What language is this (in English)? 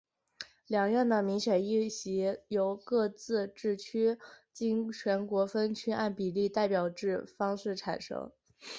Chinese